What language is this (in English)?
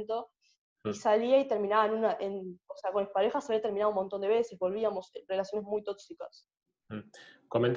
Spanish